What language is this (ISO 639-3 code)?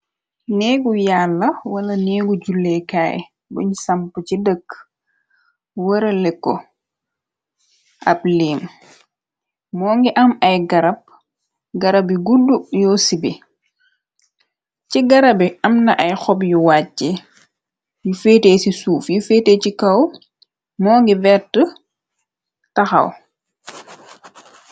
wol